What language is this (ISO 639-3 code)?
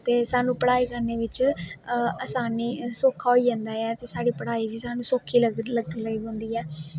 doi